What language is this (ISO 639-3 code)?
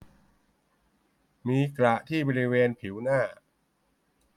tha